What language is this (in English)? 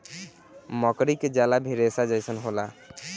Bhojpuri